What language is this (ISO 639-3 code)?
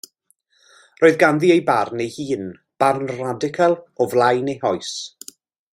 cym